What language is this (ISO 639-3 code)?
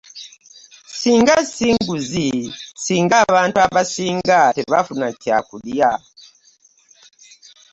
lug